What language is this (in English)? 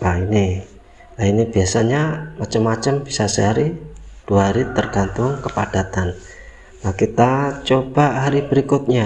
Indonesian